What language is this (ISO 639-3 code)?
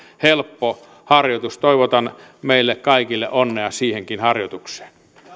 fin